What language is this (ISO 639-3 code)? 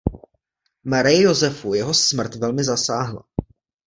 ces